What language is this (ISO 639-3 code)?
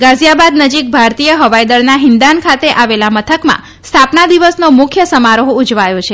guj